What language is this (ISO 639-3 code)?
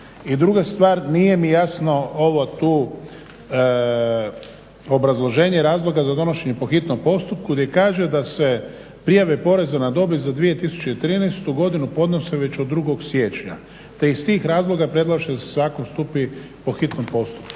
hrv